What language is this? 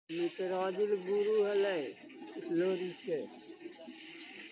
Maithili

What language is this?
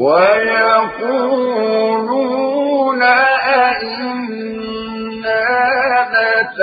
Arabic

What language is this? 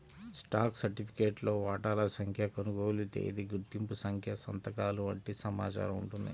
Telugu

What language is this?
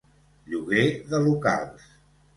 Catalan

